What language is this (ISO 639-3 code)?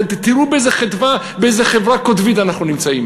heb